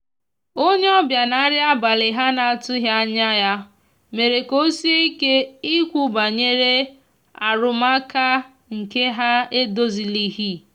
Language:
Igbo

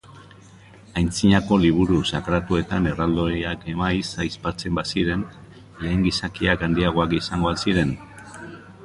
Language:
Basque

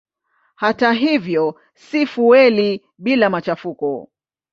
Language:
Swahili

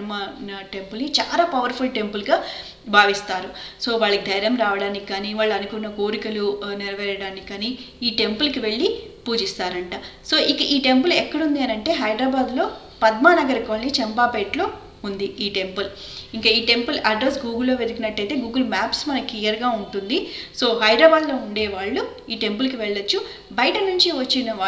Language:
Telugu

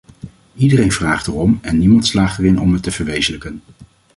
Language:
Dutch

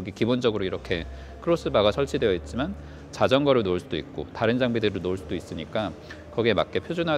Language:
Korean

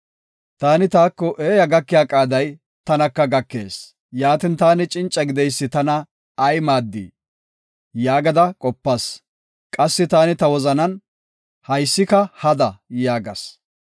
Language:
Gofa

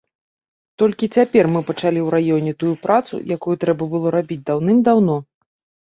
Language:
Belarusian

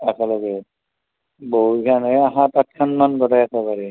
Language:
Assamese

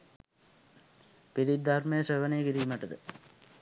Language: Sinhala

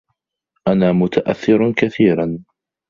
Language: Arabic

